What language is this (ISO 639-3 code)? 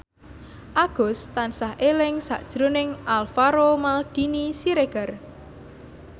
jav